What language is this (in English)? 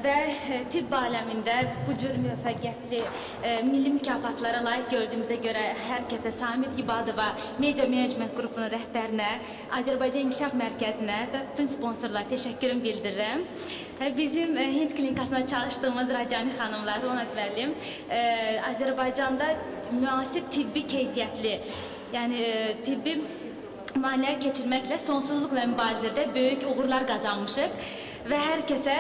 Turkish